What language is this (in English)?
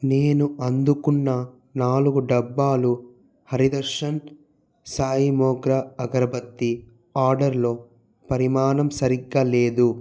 Telugu